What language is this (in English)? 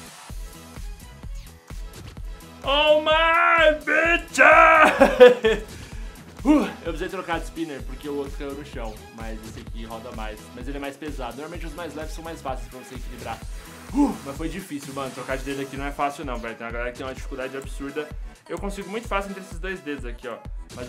Portuguese